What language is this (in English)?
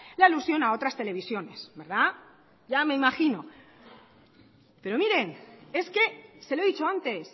Spanish